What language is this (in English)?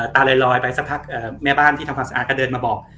Thai